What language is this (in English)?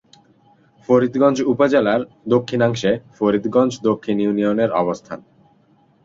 Bangla